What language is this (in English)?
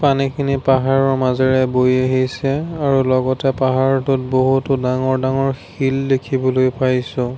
Assamese